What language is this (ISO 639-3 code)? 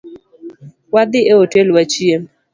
luo